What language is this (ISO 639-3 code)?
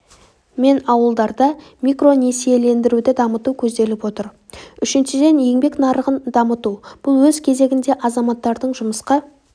kaz